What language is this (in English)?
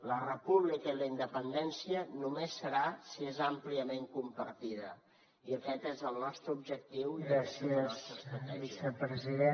Catalan